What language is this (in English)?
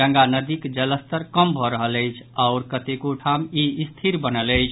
Maithili